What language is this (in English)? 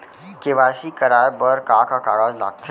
Chhattisgarhi